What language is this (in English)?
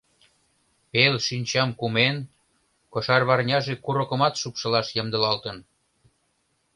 Mari